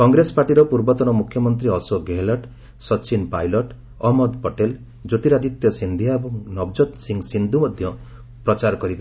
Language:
Odia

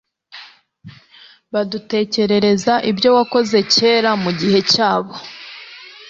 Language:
Kinyarwanda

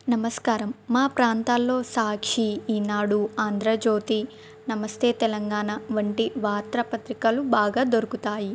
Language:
Telugu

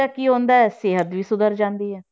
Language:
Punjabi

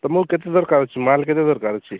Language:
Odia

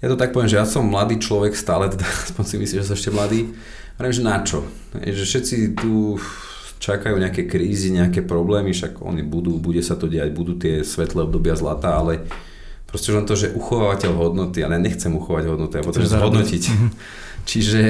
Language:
Slovak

